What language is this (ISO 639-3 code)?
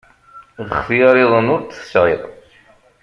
kab